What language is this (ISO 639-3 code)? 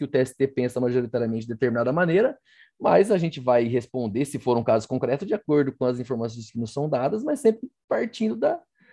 por